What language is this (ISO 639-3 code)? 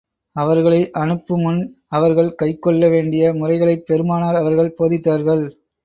tam